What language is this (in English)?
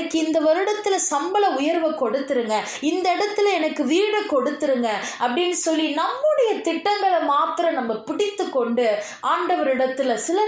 Tamil